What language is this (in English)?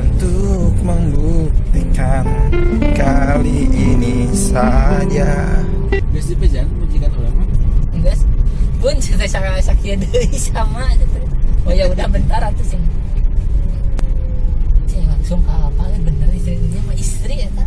Indonesian